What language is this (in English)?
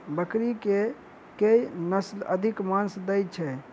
Maithili